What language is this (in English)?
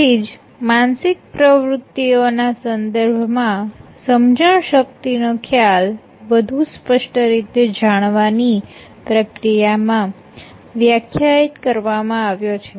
Gujarati